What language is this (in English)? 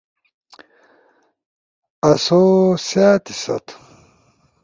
Ushojo